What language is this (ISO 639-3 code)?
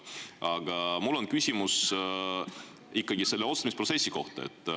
est